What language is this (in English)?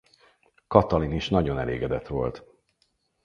Hungarian